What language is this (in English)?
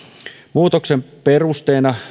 Finnish